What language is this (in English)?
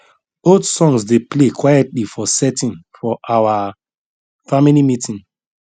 Nigerian Pidgin